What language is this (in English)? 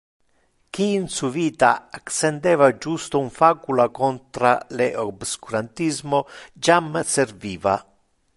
Interlingua